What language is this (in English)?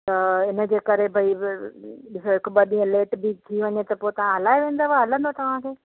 Sindhi